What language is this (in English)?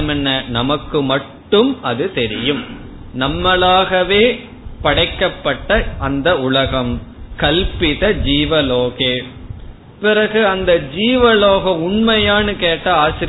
Tamil